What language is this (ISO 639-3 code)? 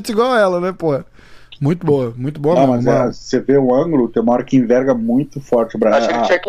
por